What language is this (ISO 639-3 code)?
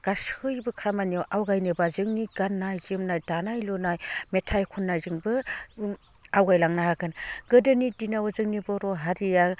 brx